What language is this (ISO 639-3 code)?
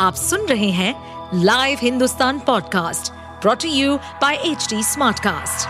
hin